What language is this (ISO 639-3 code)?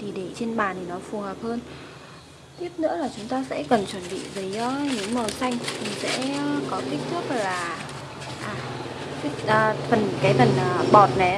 vie